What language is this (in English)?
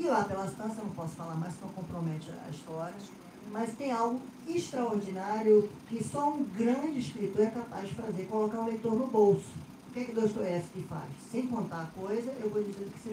Portuguese